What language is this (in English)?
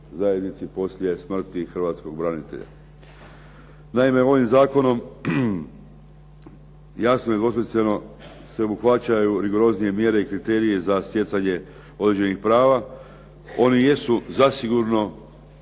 Croatian